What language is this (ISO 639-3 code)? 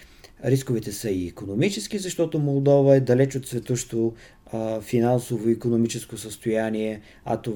bul